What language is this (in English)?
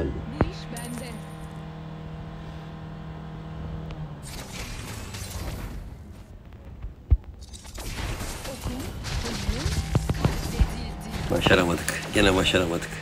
Turkish